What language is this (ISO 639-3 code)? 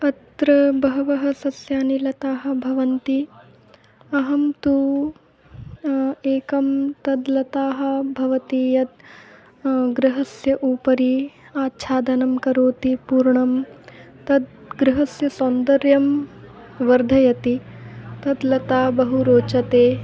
san